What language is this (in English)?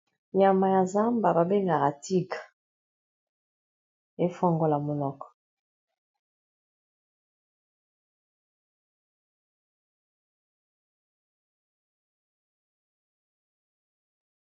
Lingala